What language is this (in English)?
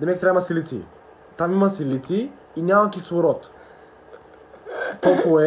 Bulgarian